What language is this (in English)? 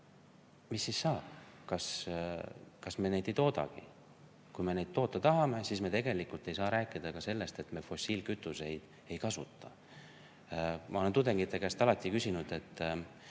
Estonian